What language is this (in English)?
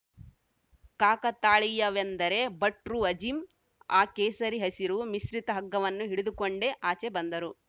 Kannada